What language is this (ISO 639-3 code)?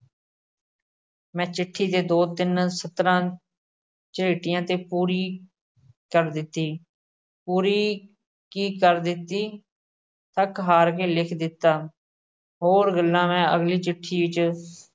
pan